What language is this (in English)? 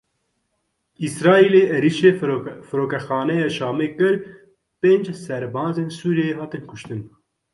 Kurdish